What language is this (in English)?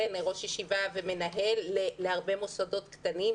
Hebrew